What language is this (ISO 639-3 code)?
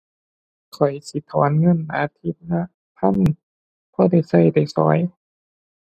tha